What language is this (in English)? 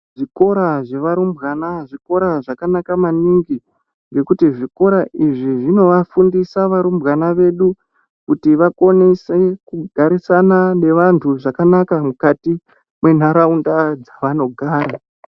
Ndau